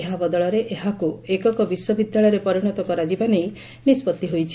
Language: Odia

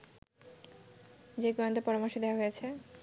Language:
Bangla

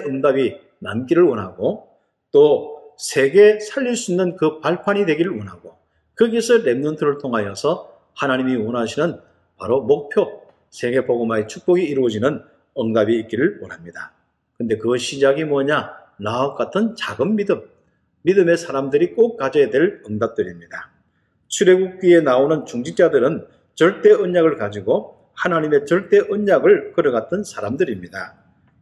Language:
Korean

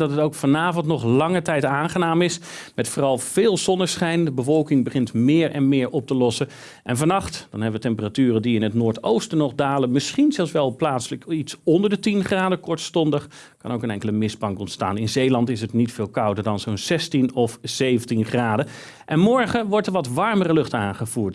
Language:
Dutch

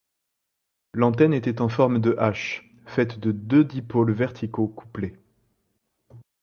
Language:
French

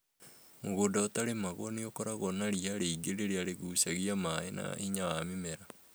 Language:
Kikuyu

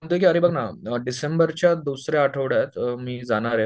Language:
Marathi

